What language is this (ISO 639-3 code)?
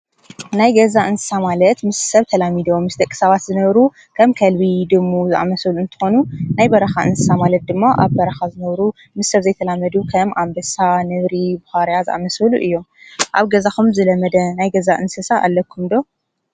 tir